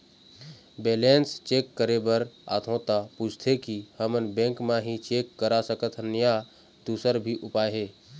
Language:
Chhattisgarhi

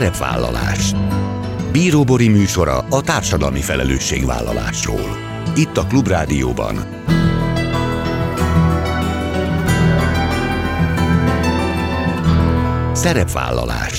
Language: Hungarian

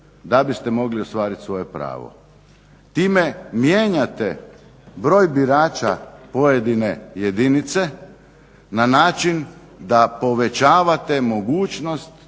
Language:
Croatian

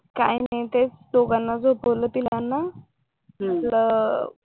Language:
Marathi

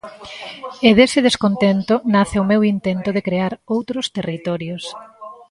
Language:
Galician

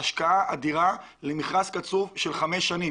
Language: Hebrew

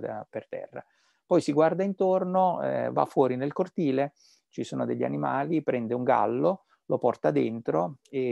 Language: Italian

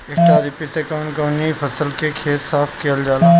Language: Bhojpuri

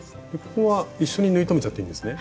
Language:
Japanese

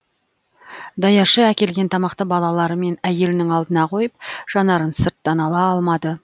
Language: Kazakh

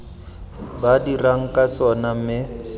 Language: Tswana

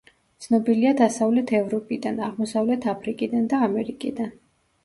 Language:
Georgian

